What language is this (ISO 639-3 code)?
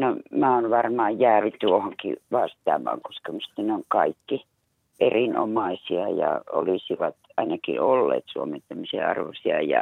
fin